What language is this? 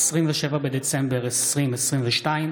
Hebrew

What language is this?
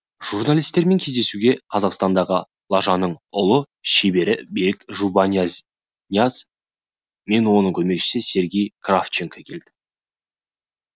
Kazakh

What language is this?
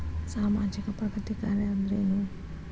Kannada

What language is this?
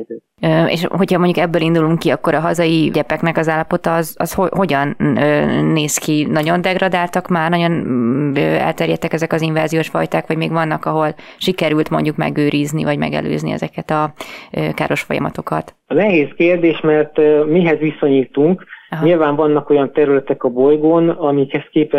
Hungarian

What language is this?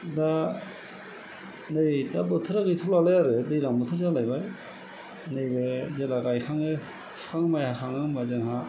Bodo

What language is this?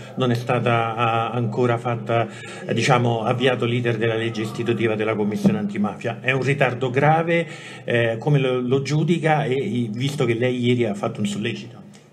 Italian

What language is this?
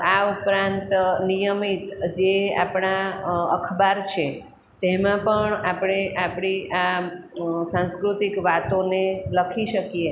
Gujarati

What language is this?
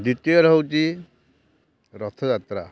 Odia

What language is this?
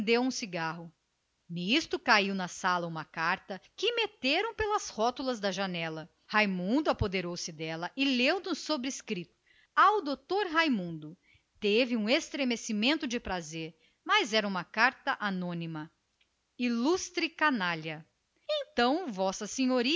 Portuguese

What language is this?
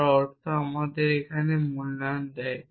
Bangla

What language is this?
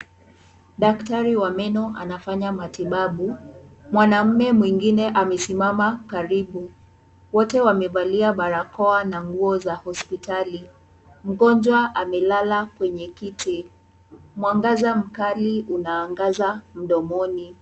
Swahili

